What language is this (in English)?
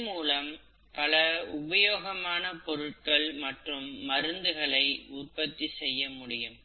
Tamil